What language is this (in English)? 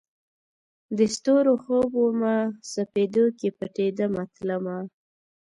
Pashto